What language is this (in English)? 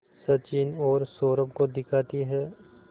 Hindi